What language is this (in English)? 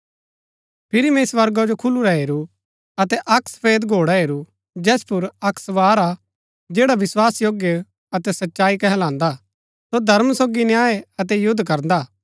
Gaddi